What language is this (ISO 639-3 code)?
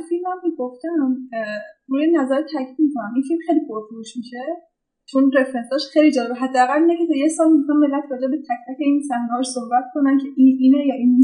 fas